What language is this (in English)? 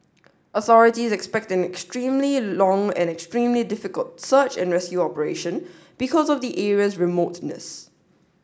English